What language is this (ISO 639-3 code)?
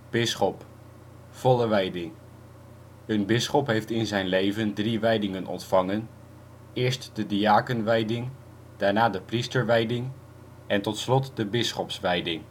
nld